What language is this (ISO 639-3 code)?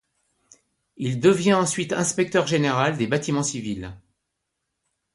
fra